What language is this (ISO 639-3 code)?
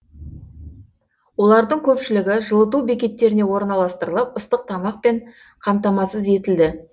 kaz